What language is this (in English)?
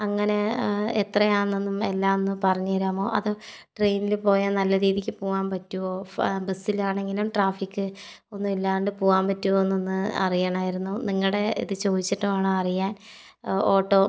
Malayalam